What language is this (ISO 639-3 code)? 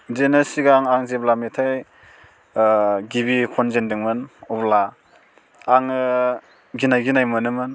brx